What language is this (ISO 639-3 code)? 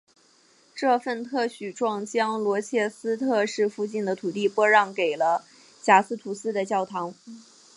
zho